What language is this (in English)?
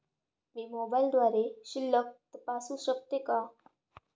Marathi